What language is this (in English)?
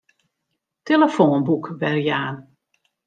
Western Frisian